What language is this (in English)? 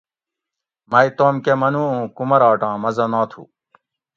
Gawri